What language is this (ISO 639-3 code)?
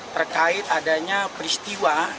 ind